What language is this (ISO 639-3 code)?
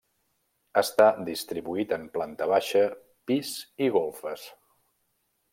cat